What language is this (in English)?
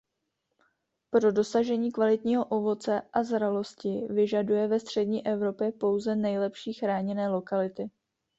Czech